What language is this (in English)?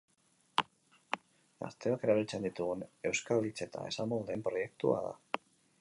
Basque